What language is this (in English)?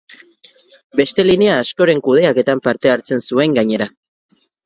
Basque